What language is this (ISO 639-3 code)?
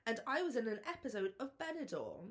eng